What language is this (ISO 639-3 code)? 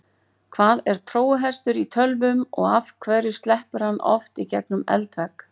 isl